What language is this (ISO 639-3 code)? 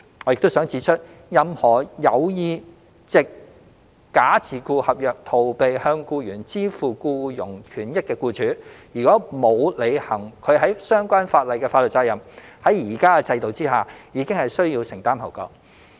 yue